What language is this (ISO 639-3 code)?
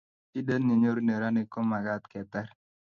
kln